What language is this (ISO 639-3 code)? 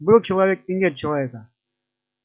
rus